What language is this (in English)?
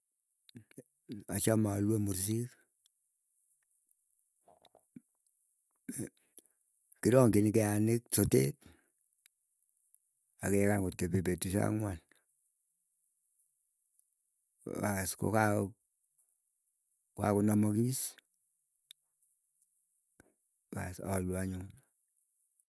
Keiyo